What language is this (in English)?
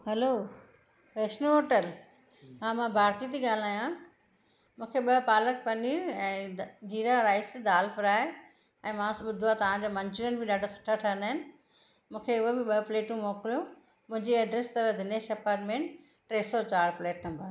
Sindhi